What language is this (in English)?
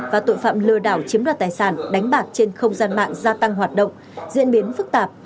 Vietnamese